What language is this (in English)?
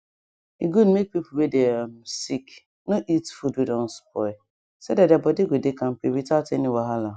Nigerian Pidgin